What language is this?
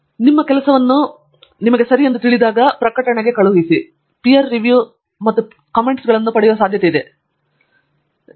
Kannada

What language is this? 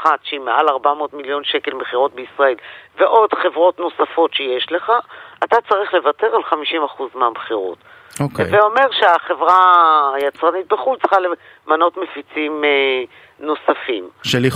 Hebrew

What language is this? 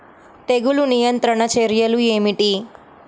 Telugu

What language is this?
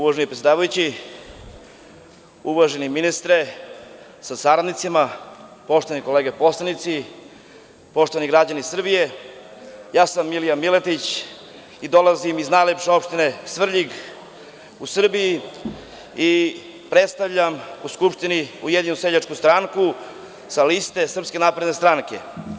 Serbian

